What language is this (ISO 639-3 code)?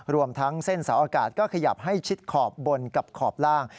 tha